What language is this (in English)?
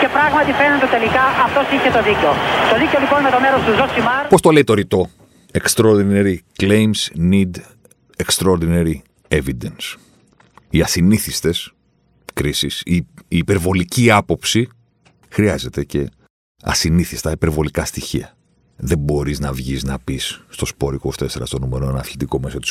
Greek